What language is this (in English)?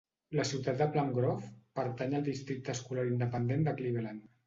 Catalan